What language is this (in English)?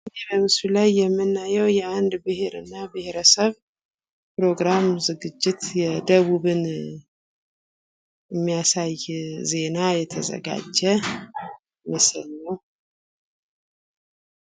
Amharic